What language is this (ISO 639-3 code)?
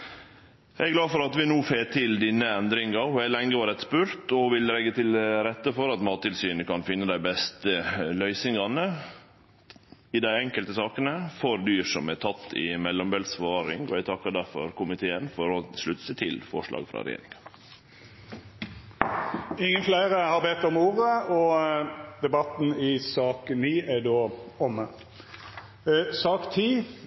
nno